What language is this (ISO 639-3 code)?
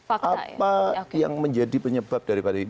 ind